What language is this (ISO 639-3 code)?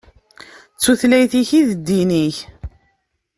kab